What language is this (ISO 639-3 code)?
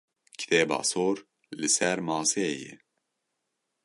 kur